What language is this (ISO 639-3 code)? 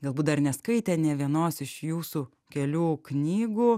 lit